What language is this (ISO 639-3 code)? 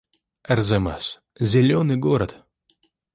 rus